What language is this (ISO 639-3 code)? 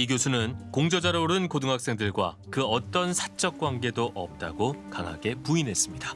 kor